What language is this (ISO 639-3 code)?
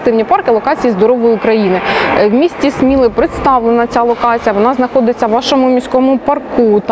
ukr